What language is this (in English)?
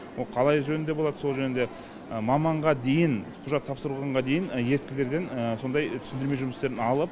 Kazakh